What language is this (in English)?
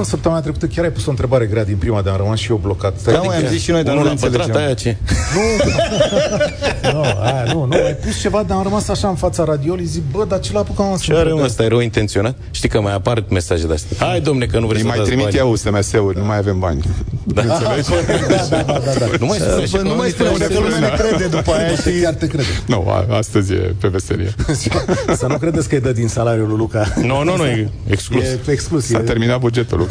Romanian